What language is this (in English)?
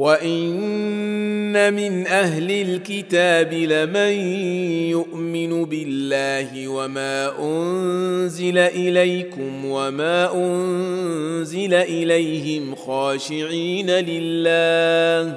Arabic